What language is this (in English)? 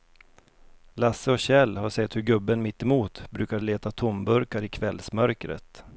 Swedish